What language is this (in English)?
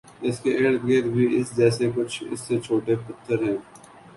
Urdu